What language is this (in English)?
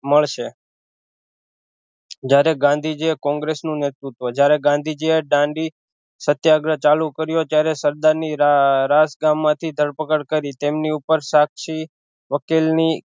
Gujarati